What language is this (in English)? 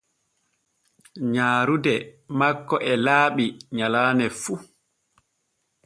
Borgu Fulfulde